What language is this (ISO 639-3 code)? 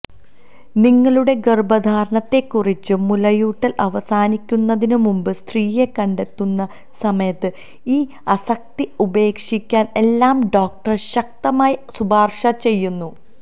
mal